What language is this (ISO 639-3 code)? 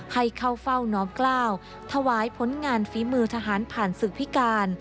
tha